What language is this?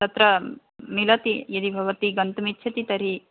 Sanskrit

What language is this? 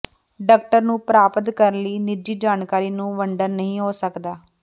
Punjabi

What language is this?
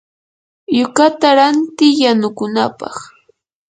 Yanahuanca Pasco Quechua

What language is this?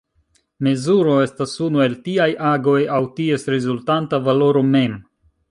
Esperanto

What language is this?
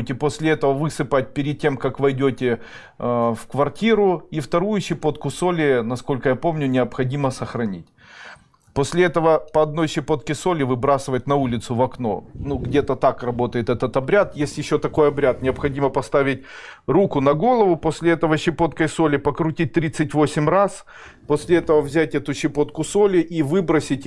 Russian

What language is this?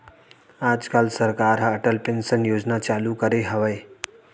Chhattisgarhi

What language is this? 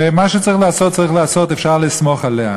Hebrew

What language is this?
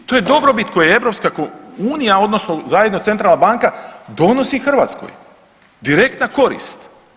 Croatian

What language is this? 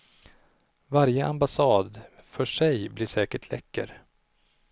Swedish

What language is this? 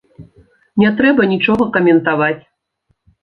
Belarusian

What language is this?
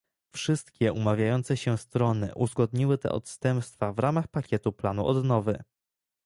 Polish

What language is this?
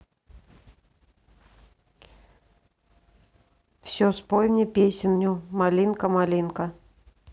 Russian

